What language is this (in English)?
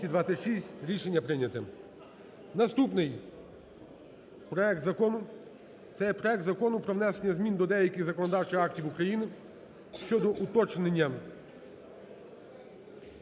Ukrainian